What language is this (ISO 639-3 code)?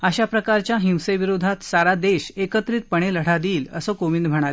mar